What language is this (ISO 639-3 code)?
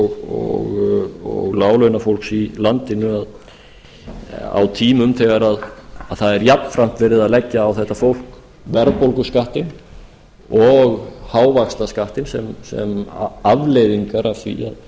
isl